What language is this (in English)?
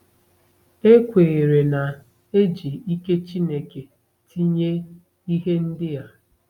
Igbo